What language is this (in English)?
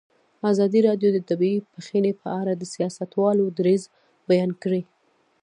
Pashto